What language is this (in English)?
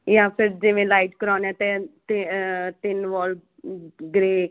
Punjabi